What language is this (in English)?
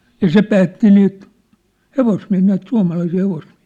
Finnish